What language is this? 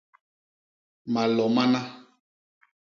Basaa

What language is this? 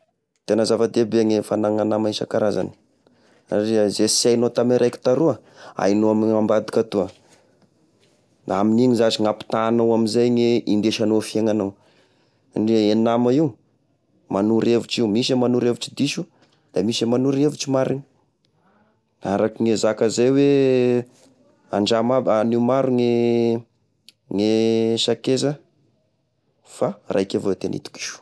Tesaka Malagasy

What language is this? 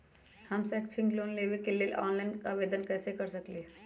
Magahi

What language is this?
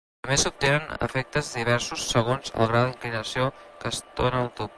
Catalan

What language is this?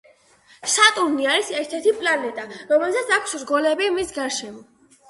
Georgian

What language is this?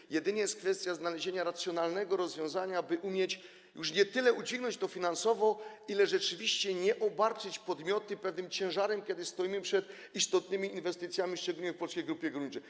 Polish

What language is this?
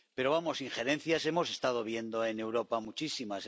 Spanish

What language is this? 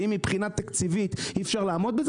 Hebrew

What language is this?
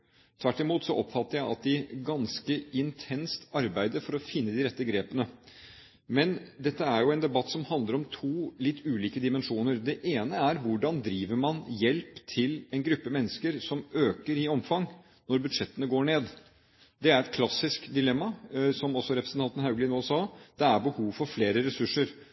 Norwegian Bokmål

